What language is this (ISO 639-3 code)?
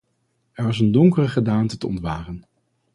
nld